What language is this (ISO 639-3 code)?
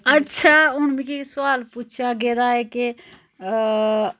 doi